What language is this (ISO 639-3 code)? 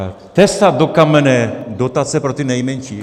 ces